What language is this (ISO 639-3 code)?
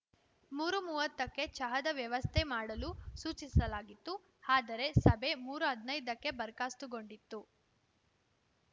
kan